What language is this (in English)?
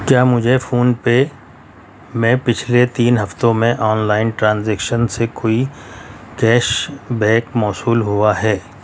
Urdu